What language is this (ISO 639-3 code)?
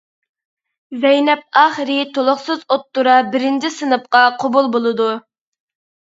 uig